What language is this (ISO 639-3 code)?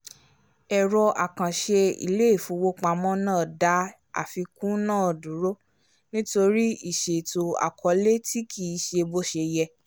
yor